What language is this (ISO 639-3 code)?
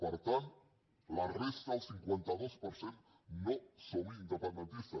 cat